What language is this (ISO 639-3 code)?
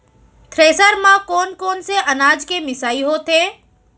hne